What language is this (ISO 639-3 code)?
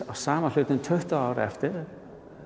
isl